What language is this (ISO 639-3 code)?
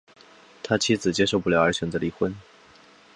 zho